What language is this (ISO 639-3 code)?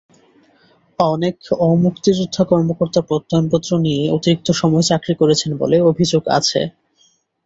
ben